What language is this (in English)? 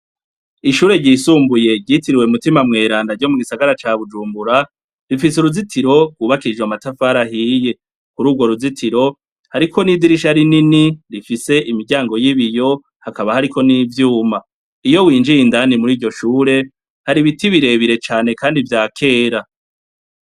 Rundi